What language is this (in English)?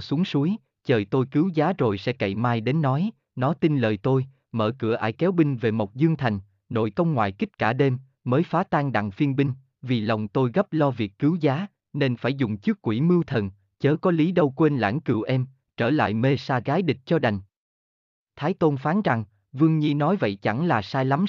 Vietnamese